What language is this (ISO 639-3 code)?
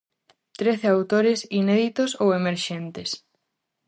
glg